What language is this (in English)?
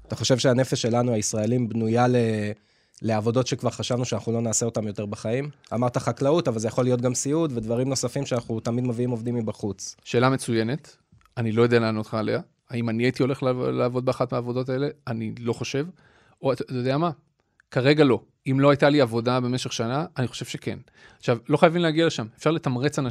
Hebrew